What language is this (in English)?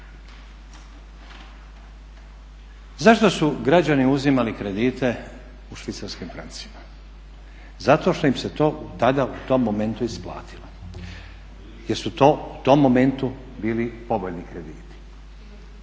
Croatian